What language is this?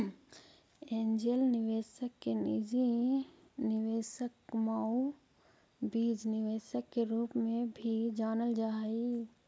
Magahi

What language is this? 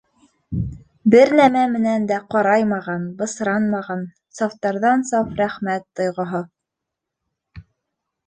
Bashkir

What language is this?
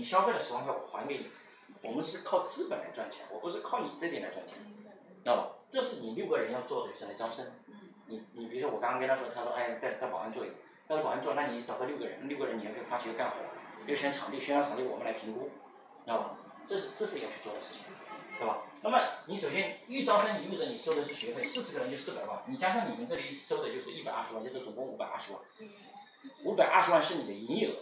Chinese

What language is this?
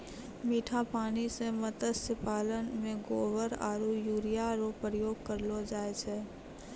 Maithili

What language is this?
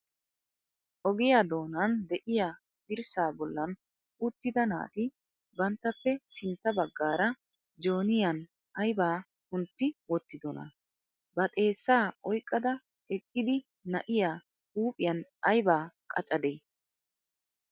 Wolaytta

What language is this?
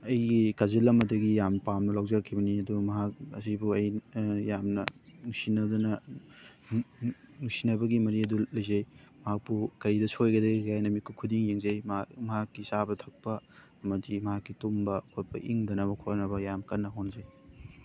Manipuri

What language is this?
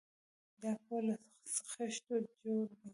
Pashto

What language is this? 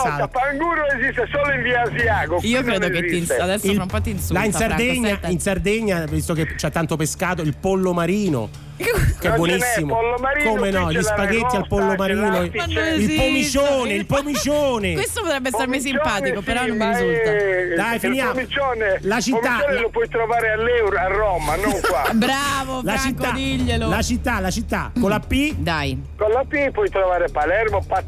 Italian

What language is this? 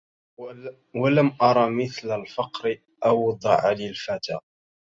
Arabic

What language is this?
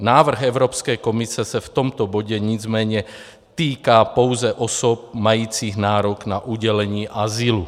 Czech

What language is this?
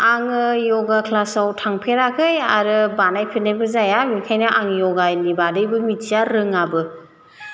Bodo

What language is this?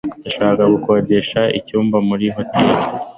Kinyarwanda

